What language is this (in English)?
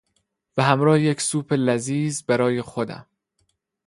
Persian